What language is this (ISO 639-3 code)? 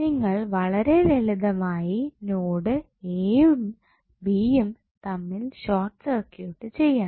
mal